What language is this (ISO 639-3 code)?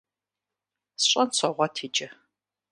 kbd